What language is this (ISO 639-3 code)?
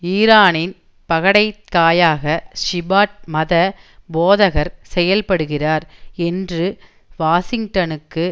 tam